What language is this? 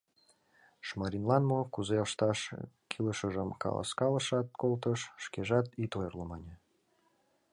Mari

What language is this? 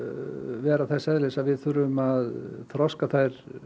Icelandic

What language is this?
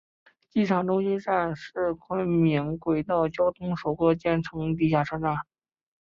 Chinese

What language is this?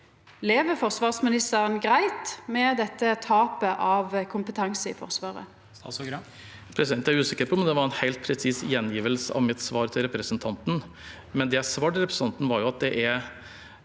Norwegian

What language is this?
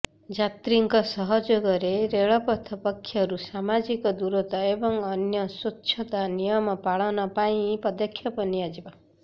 Odia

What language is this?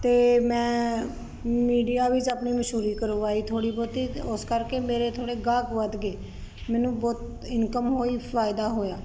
Punjabi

